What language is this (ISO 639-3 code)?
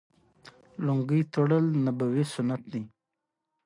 pus